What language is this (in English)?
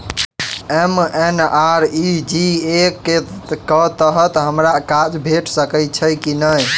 Maithili